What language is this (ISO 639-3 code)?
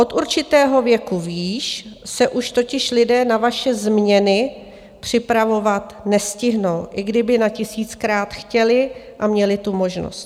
ces